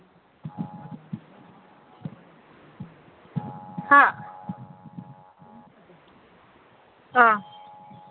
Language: Manipuri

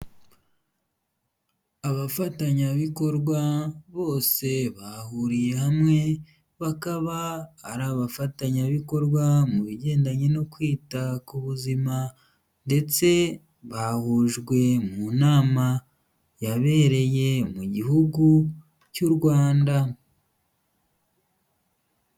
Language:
Kinyarwanda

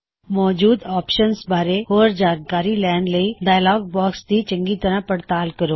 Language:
Punjabi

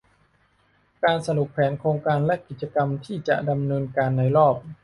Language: Thai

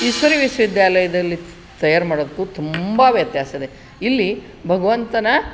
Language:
Kannada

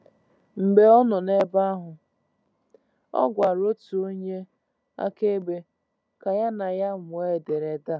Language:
Igbo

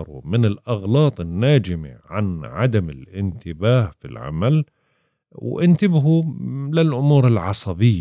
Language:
Arabic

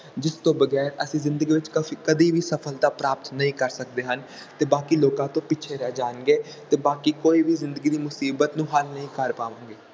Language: Punjabi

